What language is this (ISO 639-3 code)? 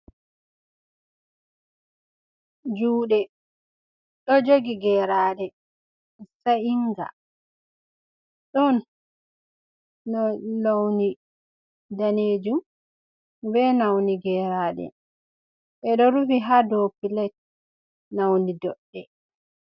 ful